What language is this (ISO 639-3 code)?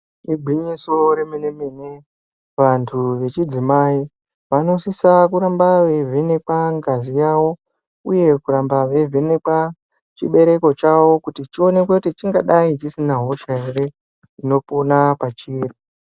ndc